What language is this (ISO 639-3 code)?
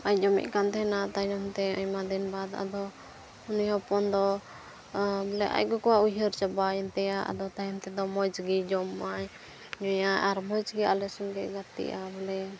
sat